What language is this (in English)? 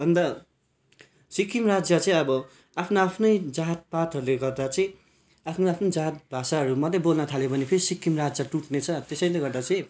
Nepali